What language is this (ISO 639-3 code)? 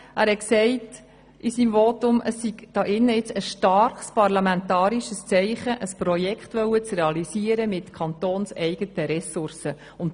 gsw